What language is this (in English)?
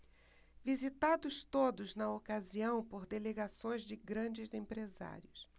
Portuguese